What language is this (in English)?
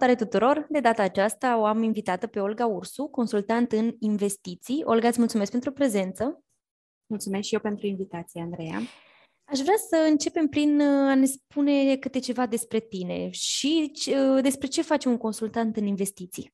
Romanian